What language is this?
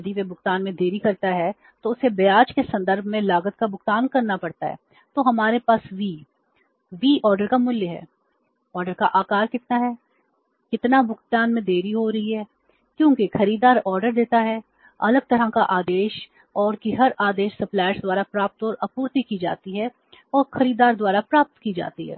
Hindi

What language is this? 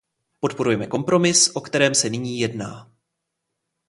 Czech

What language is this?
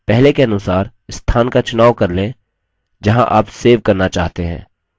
Hindi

